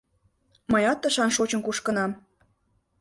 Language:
Mari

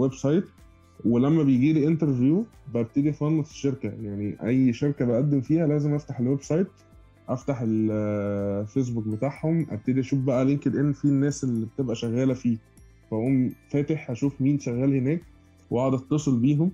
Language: Arabic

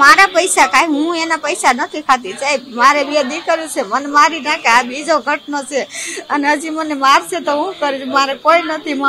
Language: Indonesian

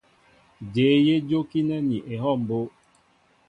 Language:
Mbo (Cameroon)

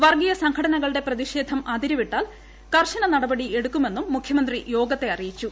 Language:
Malayalam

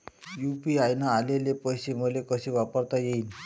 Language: Marathi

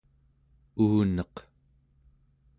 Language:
Central Yupik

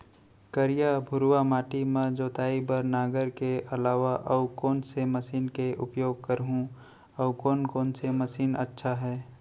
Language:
Chhattisgarhi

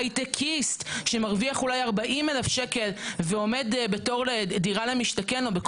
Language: Hebrew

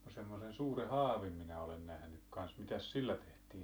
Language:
Finnish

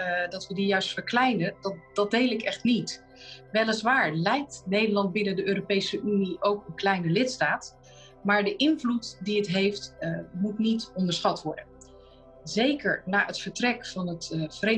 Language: Dutch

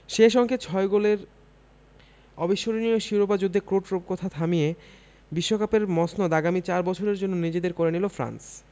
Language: Bangla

